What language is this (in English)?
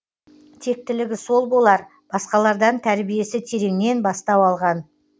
Kazakh